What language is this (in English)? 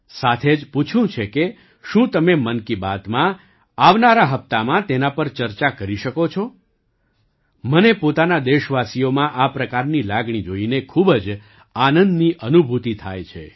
Gujarati